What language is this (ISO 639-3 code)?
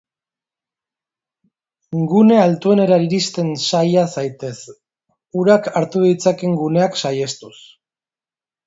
eus